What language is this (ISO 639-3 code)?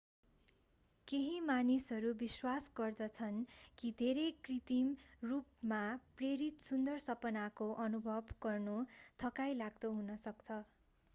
nep